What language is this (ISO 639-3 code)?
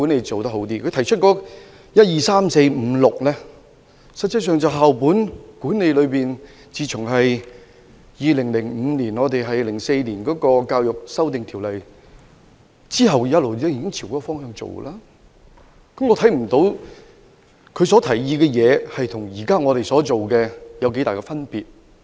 yue